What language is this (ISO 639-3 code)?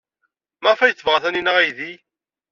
kab